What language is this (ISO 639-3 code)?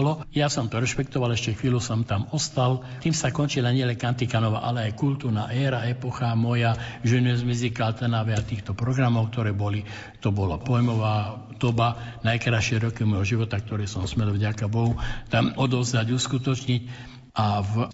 slk